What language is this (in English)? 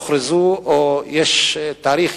Hebrew